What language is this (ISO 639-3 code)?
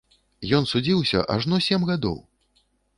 bel